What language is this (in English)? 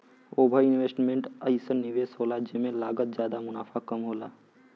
Bhojpuri